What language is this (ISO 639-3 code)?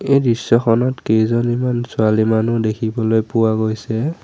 asm